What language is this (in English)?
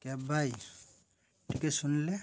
Odia